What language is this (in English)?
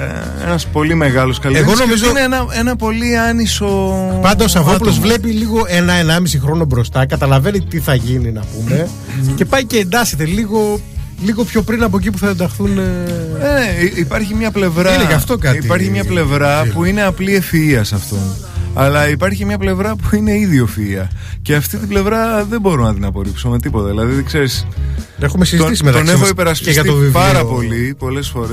Greek